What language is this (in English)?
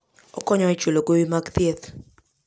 Luo (Kenya and Tanzania)